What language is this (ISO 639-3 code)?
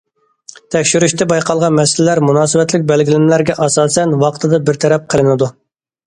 uig